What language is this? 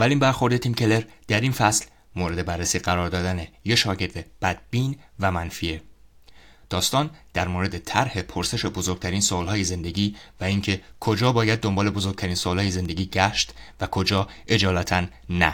Persian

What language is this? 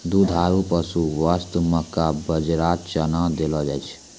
Maithili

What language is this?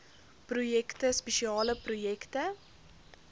Afrikaans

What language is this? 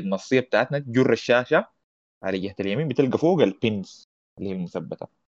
Arabic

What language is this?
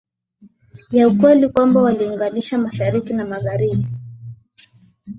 Swahili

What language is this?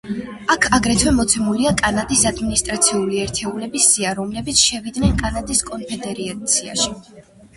Georgian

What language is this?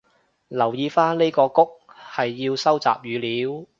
Cantonese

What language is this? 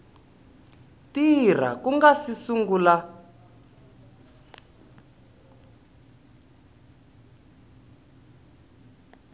Tsonga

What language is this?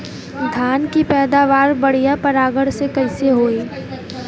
Bhojpuri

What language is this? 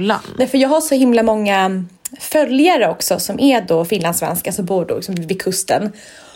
Swedish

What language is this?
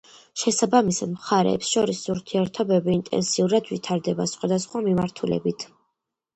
Georgian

